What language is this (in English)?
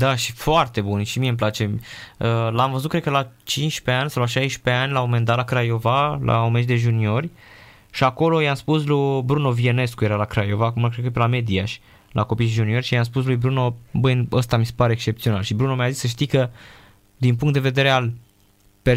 Romanian